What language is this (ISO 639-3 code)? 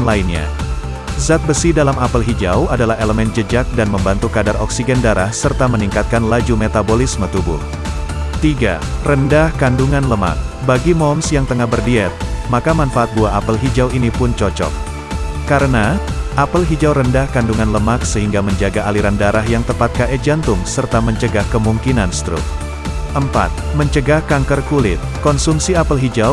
ind